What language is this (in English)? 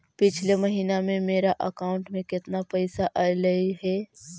Magahi